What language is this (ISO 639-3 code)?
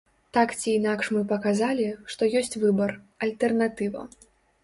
bel